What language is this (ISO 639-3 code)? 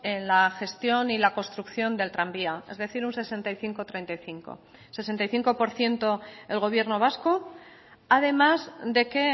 spa